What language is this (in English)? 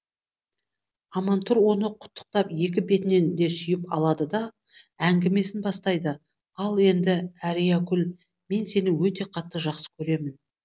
Kazakh